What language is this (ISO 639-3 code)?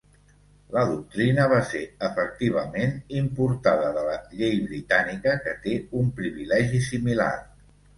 cat